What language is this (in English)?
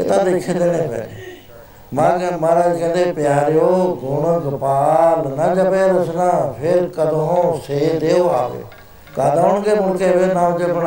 Punjabi